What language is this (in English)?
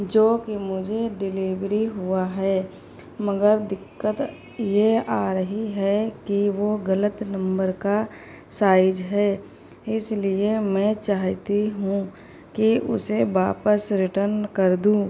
Urdu